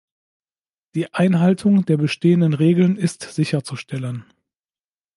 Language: German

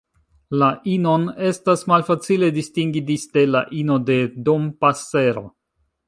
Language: Esperanto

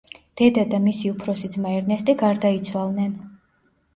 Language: Georgian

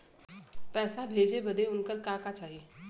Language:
Bhojpuri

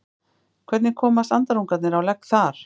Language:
Icelandic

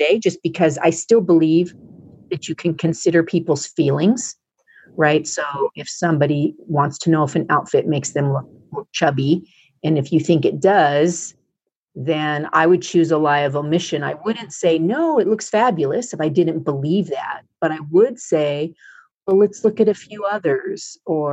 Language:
English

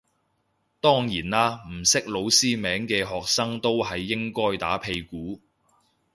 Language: Cantonese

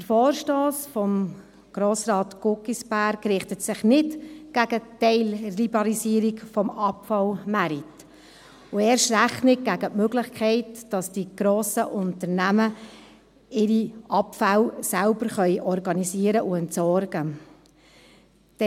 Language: Swiss German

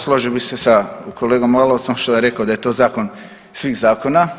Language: Croatian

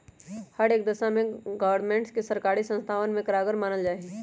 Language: Magahi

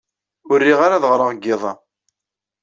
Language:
Kabyle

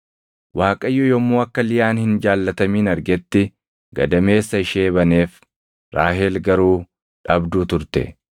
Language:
Oromo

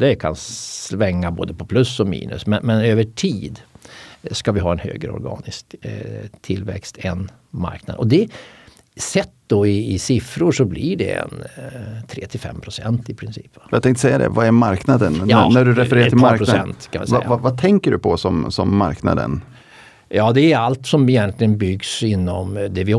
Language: Swedish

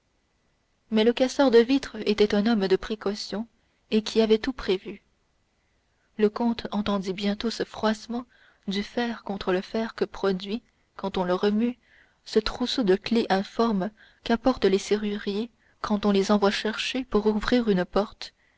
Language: French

